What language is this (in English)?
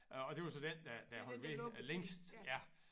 Danish